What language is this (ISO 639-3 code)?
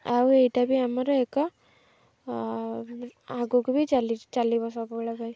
ori